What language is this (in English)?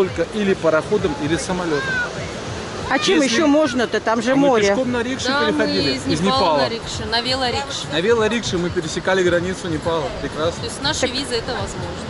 Russian